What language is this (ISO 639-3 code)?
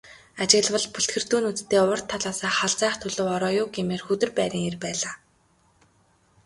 mon